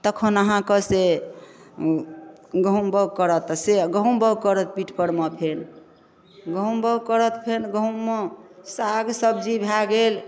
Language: Maithili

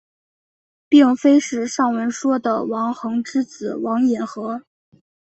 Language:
Chinese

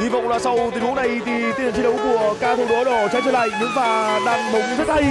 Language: Vietnamese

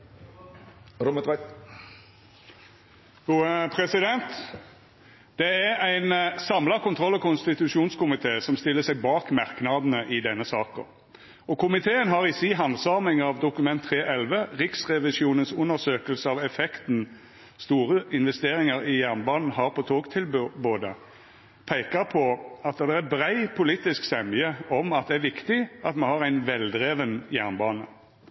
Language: Norwegian Nynorsk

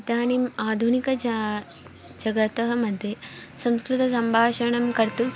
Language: Sanskrit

